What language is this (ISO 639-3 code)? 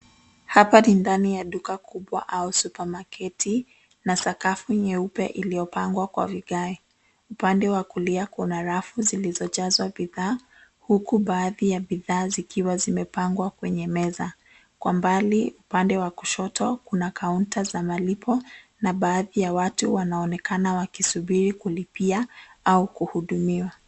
swa